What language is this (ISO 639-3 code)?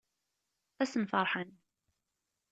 kab